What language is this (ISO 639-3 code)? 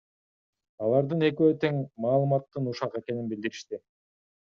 kir